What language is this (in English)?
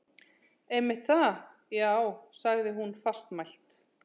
Icelandic